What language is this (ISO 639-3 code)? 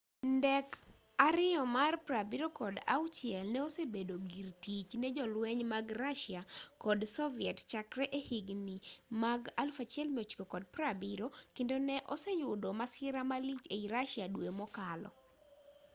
luo